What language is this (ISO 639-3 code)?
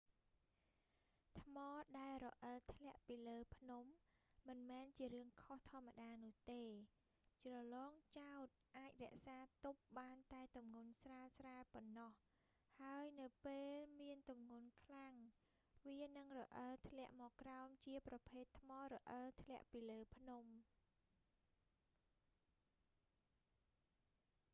khm